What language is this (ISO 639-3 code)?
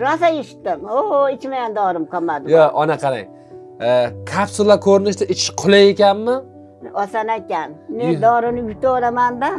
tur